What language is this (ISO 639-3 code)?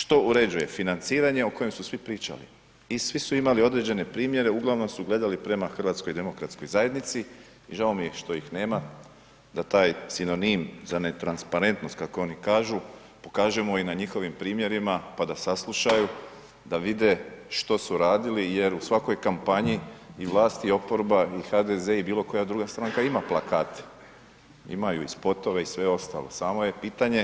hrv